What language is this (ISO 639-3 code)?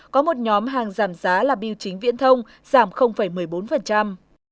vie